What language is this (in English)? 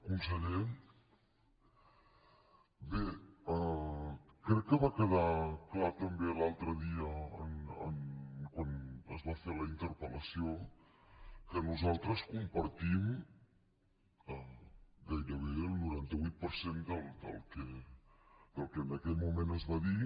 Catalan